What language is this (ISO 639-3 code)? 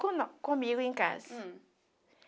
por